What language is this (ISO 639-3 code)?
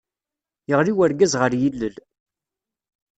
kab